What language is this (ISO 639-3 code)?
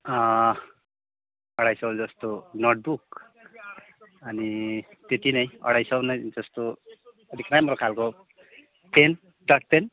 nep